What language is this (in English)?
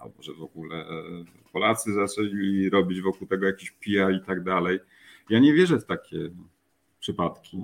Polish